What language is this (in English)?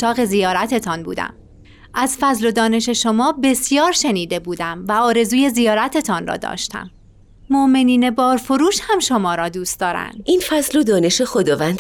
Persian